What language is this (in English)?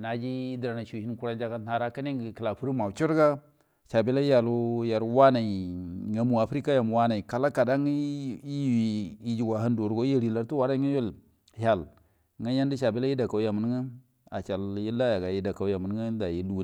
Buduma